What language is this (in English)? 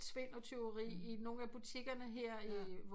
Danish